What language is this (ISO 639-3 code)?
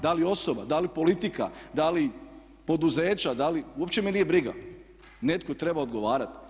hrv